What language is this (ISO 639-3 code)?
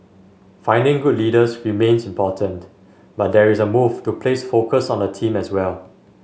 eng